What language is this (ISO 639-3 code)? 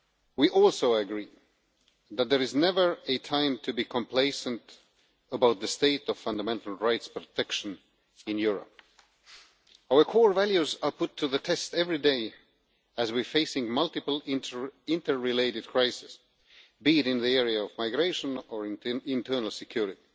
eng